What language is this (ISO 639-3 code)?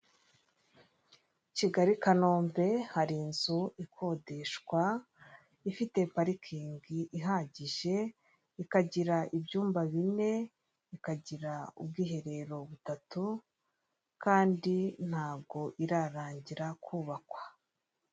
kin